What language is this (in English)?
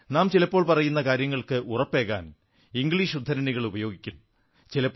Malayalam